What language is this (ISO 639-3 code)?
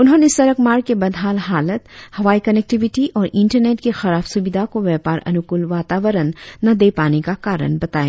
hin